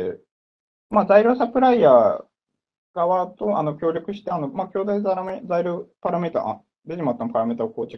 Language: Japanese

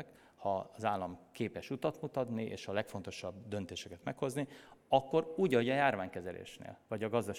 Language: Hungarian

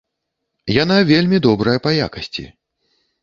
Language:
Belarusian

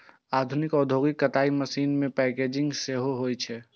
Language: Maithili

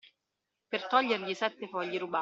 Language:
Italian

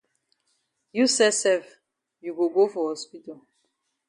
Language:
Cameroon Pidgin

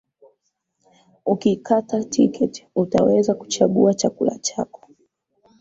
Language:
Swahili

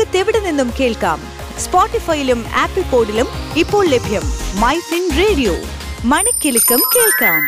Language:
Malayalam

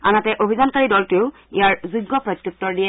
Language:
Assamese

